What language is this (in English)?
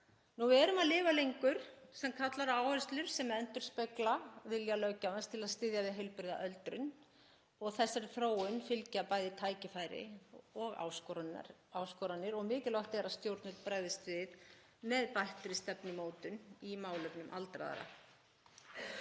Icelandic